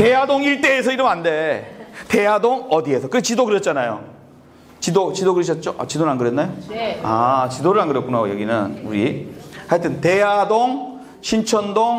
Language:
Korean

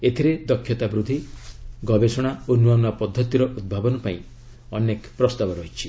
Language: Odia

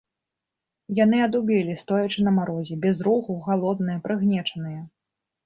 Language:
Belarusian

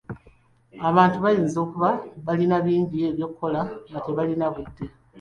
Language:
Ganda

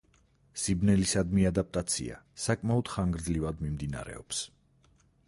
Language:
Georgian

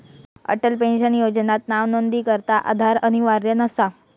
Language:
Marathi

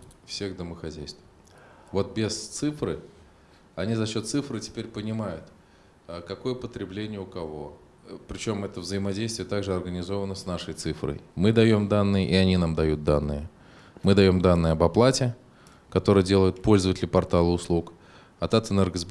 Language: Russian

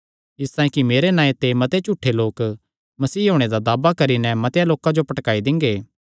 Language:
Kangri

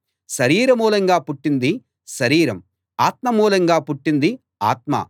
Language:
Telugu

